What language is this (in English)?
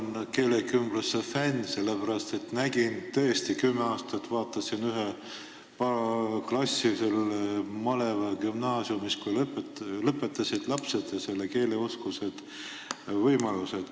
Estonian